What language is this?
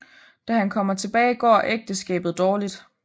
Danish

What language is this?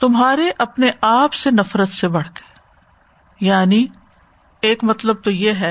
Urdu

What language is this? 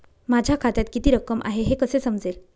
Marathi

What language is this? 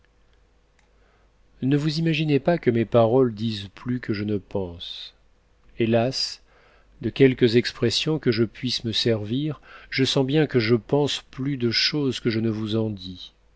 French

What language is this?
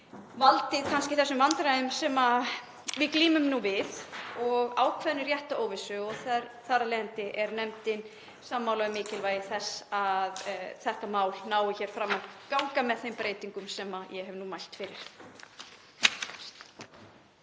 Icelandic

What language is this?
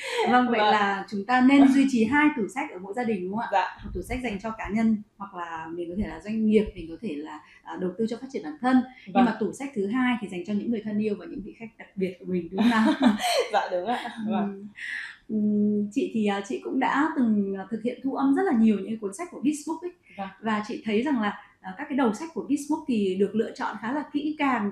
Vietnamese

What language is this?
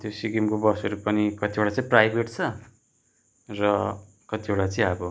Nepali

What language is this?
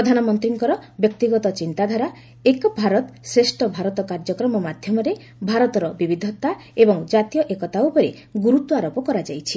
Odia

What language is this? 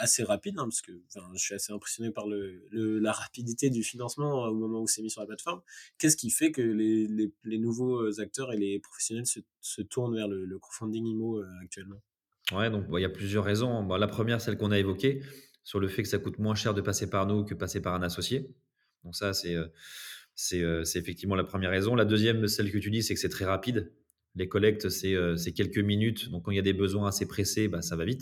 French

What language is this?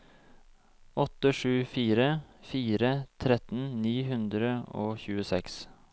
Norwegian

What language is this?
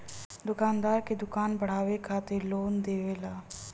Bhojpuri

